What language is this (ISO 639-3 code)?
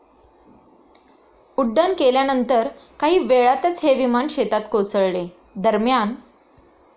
mar